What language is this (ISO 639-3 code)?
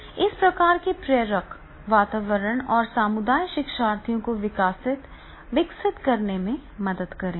hin